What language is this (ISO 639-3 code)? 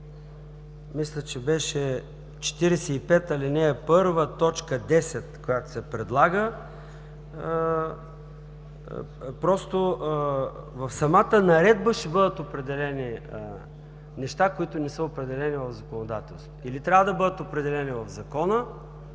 bul